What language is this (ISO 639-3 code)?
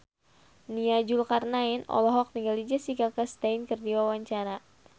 sun